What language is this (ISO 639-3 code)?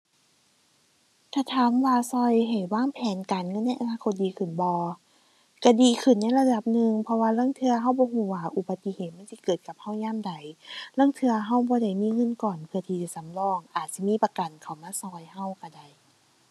tha